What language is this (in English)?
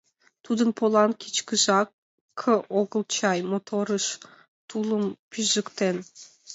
Mari